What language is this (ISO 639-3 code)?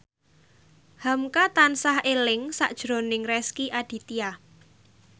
jav